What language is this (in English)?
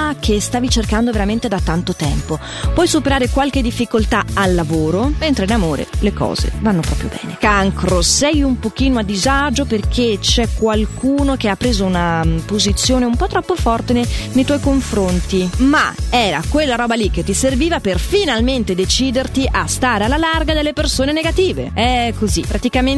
Italian